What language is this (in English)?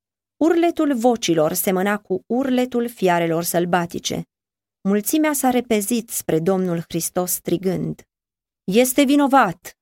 Romanian